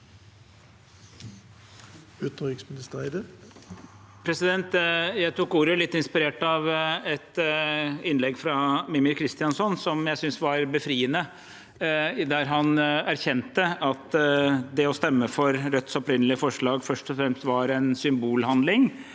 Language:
Norwegian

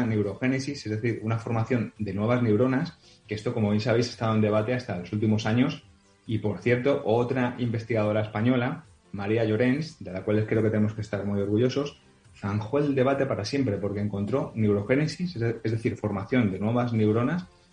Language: Spanish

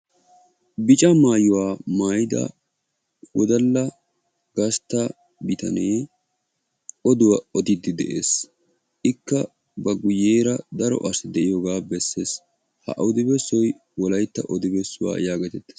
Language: Wolaytta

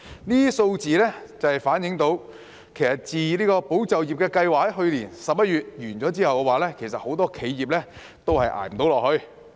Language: Cantonese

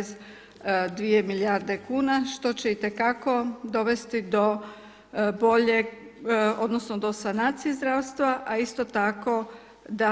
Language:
Croatian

